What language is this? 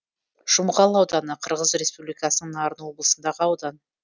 Kazakh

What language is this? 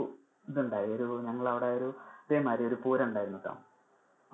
Malayalam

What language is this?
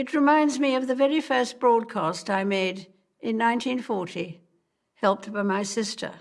English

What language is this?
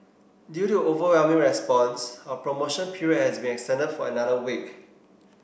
English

